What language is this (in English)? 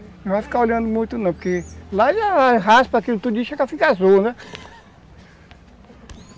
Portuguese